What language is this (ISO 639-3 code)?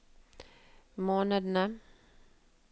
nor